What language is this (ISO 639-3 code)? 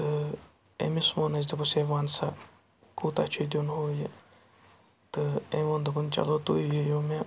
kas